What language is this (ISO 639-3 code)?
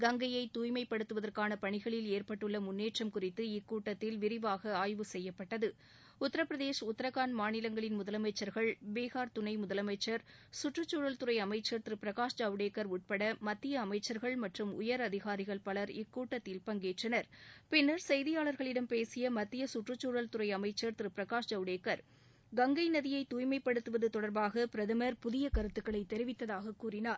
tam